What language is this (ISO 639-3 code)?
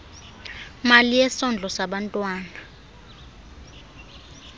xho